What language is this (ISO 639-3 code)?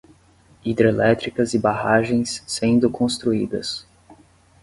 por